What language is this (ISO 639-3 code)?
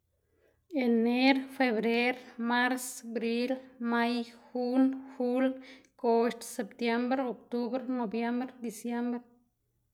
ztg